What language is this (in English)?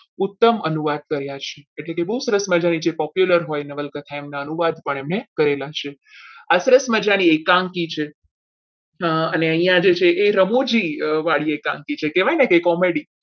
Gujarati